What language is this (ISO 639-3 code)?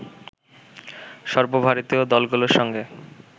ben